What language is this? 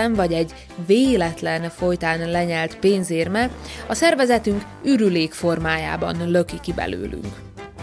Hungarian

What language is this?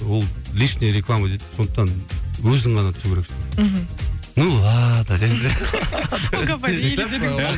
Kazakh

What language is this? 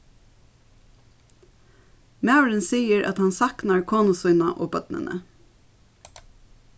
Faroese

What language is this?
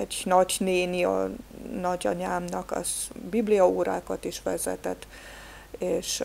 Hungarian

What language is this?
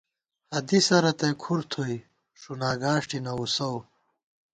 Gawar-Bati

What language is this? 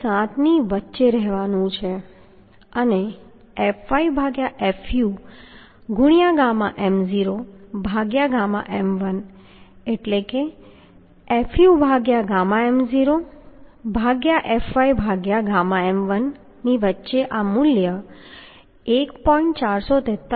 Gujarati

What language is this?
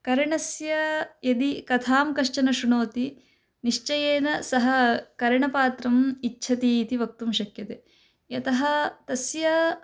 Sanskrit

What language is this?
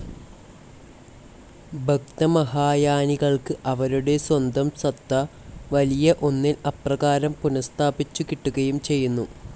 Malayalam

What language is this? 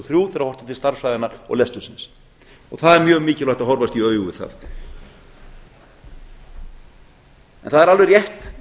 Icelandic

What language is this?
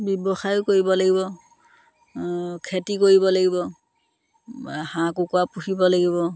Assamese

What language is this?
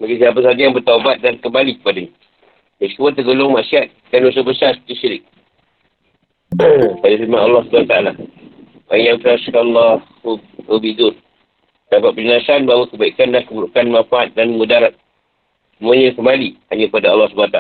Malay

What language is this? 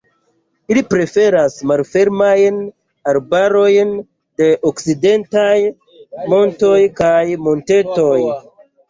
Esperanto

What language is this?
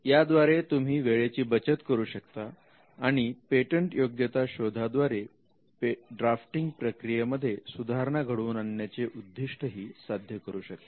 Marathi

